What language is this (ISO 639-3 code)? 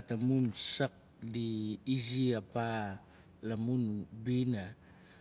nal